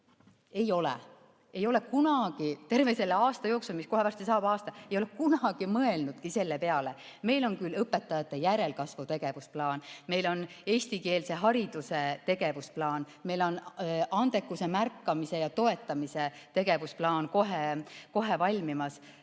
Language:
Estonian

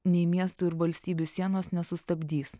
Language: Lithuanian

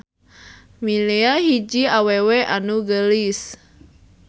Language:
Sundanese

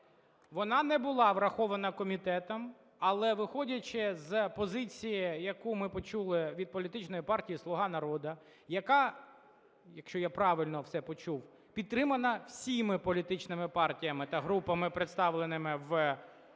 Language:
Ukrainian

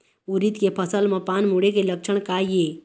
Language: Chhattisgarhi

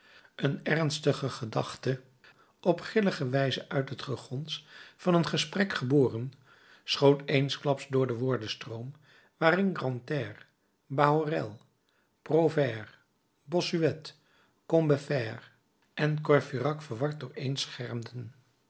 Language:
Dutch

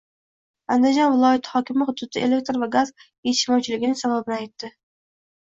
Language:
Uzbek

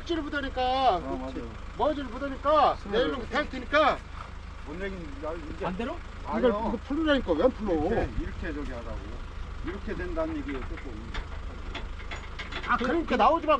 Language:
Korean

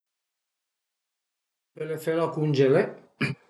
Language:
Piedmontese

